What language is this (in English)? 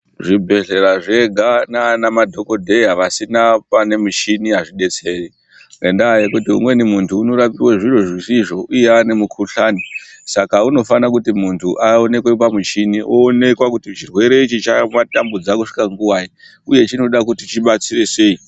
Ndau